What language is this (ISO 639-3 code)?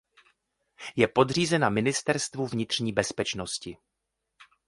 ces